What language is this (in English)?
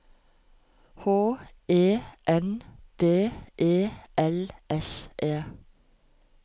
Norwegian